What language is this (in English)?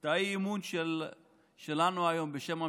Hebrew